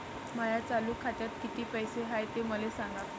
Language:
Marathi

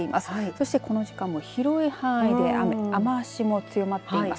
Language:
Japanese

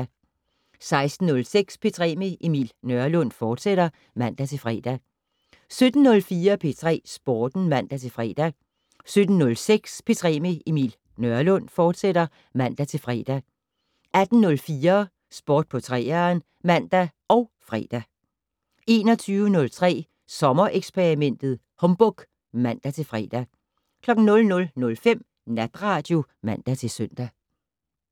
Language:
Danish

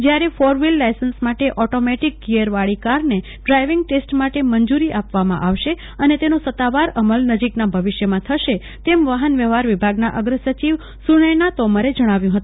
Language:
Gujarati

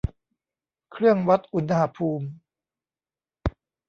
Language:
Thai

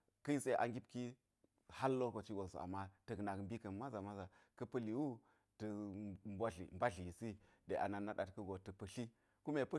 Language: Geji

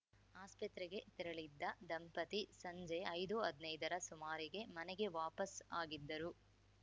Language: Kannada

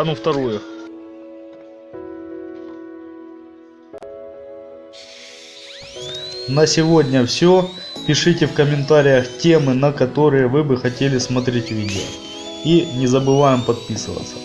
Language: Russian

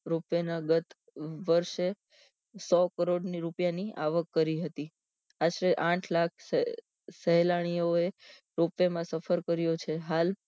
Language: Gujarati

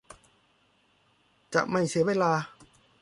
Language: Thai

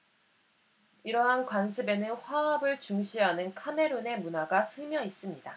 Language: Korean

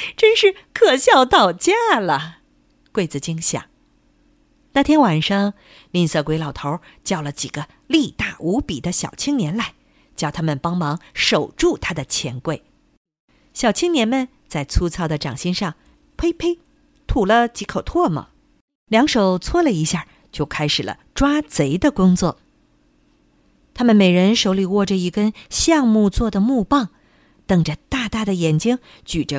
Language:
Chinese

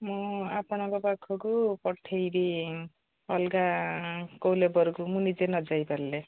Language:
Odia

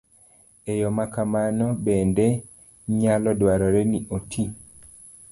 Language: Luo (Kenya and Tanzania)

